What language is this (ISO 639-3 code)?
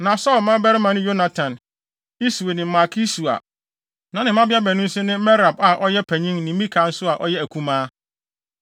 aka